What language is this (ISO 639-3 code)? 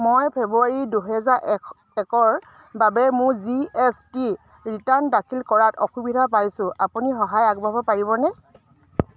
asm